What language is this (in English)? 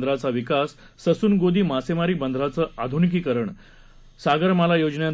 Marathi